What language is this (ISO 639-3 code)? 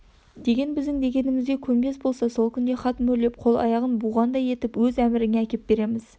kaz